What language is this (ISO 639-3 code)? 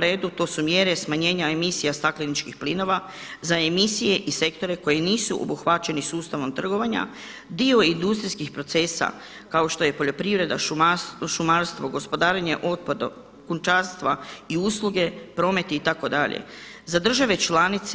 hrv